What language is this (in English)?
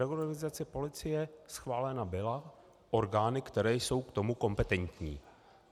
Czech